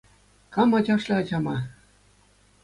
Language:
Chuvash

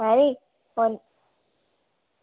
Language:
Dogri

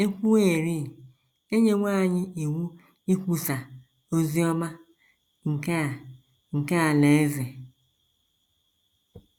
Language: Igbo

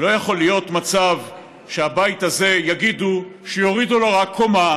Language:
Hebrew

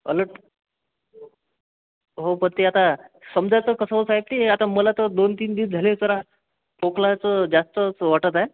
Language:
Marathi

